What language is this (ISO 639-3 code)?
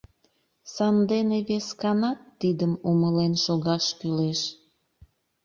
chm